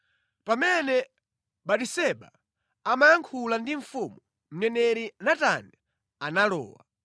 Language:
Nyanja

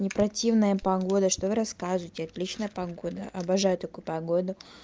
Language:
Russian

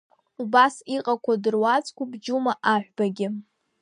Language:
Abkhazian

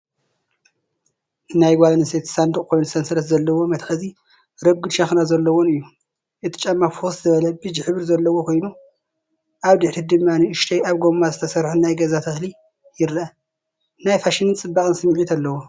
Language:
Tigrinya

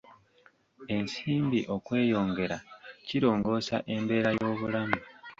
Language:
Ganda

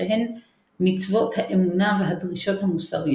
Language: Hebrew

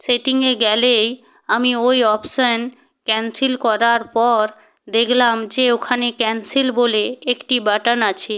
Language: Bangla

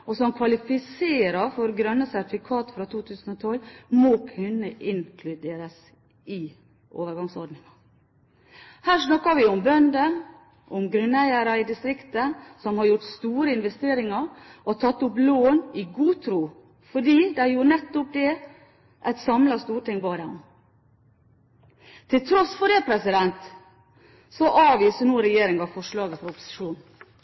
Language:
Norwegian Bokmål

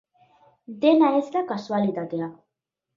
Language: Basque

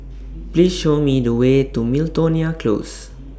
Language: English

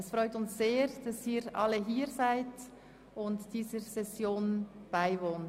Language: Swiss German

